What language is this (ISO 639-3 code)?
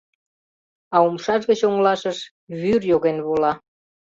chm